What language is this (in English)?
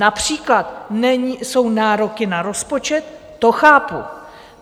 Czech